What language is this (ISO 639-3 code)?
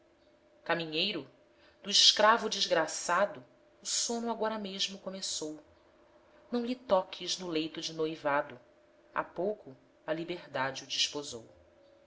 por